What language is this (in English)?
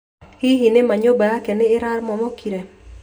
Kikuyu